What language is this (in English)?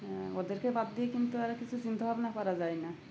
Bangla